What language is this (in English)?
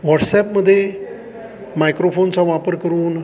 Marathi